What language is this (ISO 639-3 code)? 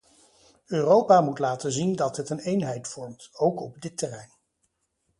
nld